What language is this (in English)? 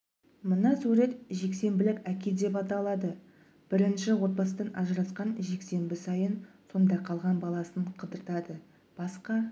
Kazakh